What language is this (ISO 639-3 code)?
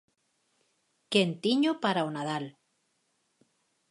glg